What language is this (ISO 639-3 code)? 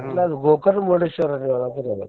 kan